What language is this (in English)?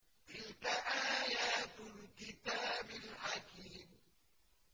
Arabic